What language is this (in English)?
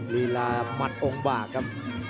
Thai